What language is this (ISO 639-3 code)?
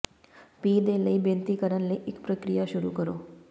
pan